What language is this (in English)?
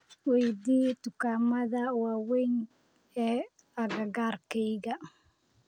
Somali